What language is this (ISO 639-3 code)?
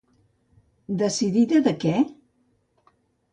cat